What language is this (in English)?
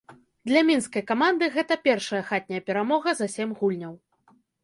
Belarusian